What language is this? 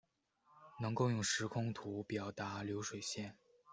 Chinese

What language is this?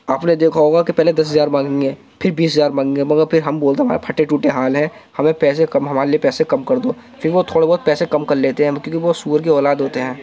Urdu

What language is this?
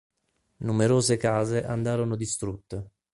Italian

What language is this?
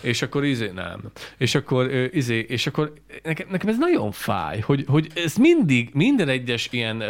Hungarian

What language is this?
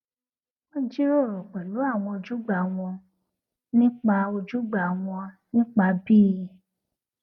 Yoruba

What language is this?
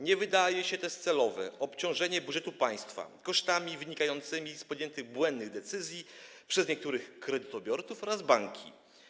Polish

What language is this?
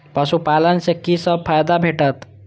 Maithili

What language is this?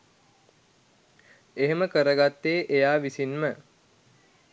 Sinhala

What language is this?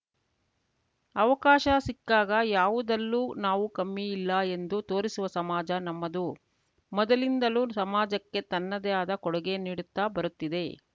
Kannada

